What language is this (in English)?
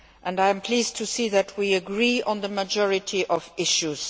English